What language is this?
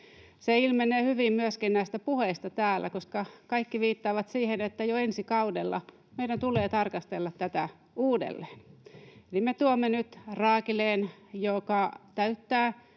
Finnish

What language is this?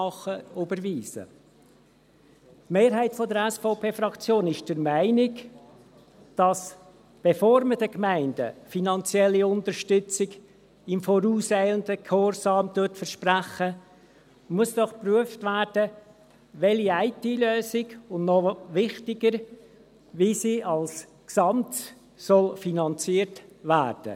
Swiss German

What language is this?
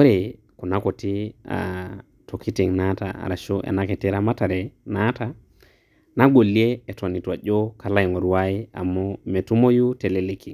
Masai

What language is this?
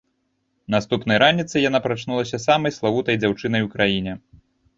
Belarusian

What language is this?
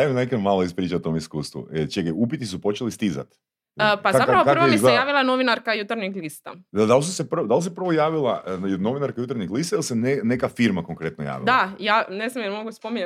Croatian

